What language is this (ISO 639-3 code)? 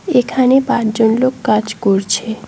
ben